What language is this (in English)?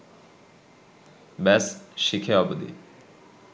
Bangla